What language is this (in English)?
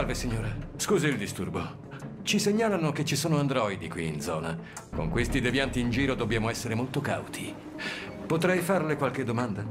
Italian